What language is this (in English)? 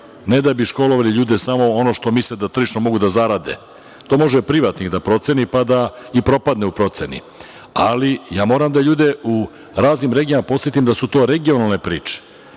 Serbian